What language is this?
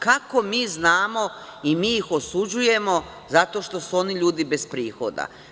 Serbian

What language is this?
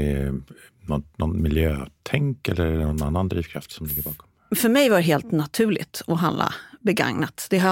Swedish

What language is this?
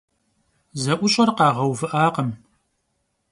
Kabardian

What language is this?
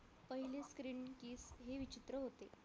Marathi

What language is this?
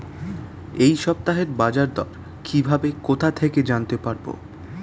Bangla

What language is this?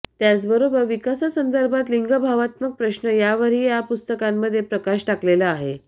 Marathi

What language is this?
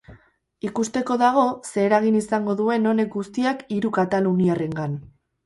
Basque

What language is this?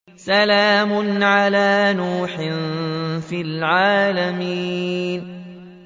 Arabic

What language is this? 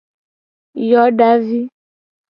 Gen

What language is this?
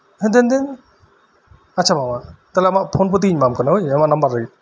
Santali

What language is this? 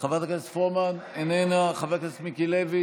Hebrew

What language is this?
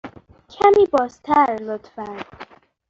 Persian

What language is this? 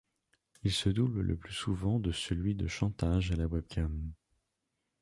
French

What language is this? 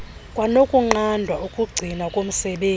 Xhosa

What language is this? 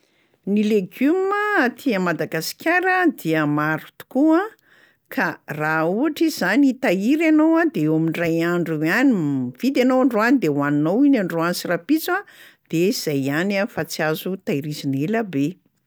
Malagasy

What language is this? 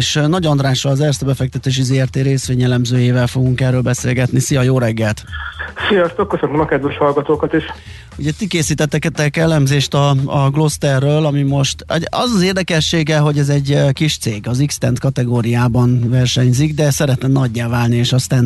Hungarian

